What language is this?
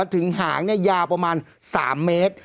Thai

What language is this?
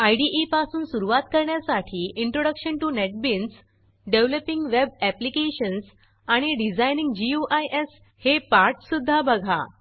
Marathi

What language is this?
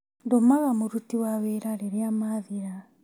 Kikuyu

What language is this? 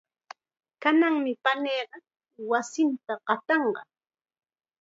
Chiquián Ancash Quechua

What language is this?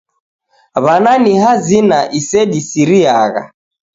Taita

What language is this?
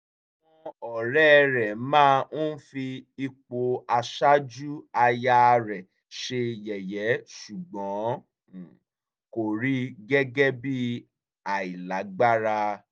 Yoruba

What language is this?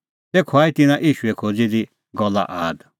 Kullu Pahari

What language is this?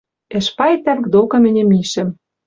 Western Mari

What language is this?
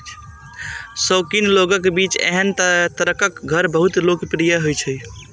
Maithili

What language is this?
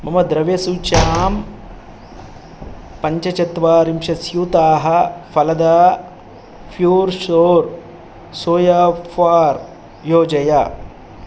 Sanskrit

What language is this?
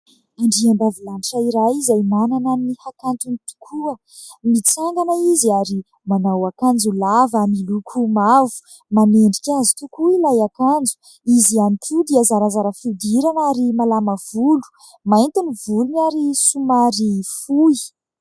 Malagasy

